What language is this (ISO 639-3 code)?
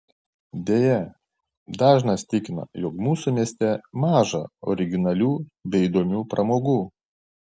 lit